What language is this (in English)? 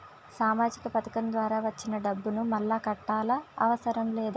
Telugu